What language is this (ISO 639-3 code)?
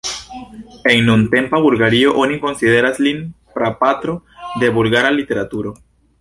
epo